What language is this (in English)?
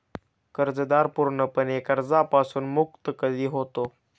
Marathi